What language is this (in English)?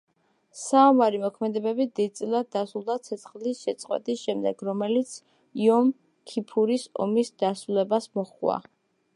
Georgian